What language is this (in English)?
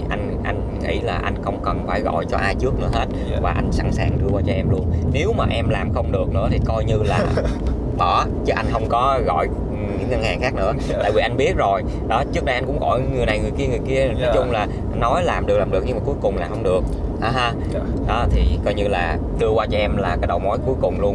Vietnamese